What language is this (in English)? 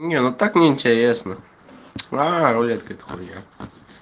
Russian